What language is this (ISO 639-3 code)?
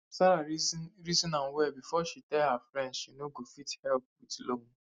pcm